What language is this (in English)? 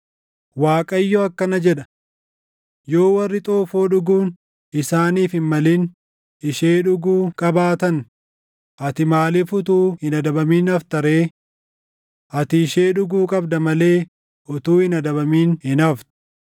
Oromo